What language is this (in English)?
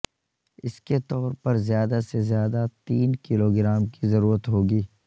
Urdu